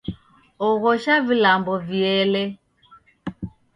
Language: Taita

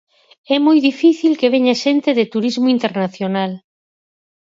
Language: Galician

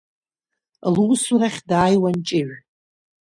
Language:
Abkhazian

